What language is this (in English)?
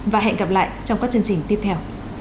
Vietnamese